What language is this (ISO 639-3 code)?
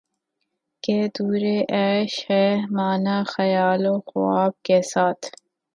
urd